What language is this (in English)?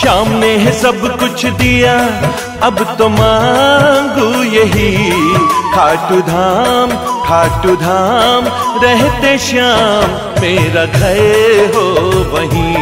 Hindi